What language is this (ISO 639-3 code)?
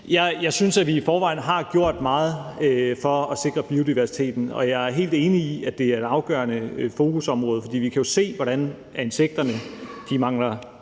dan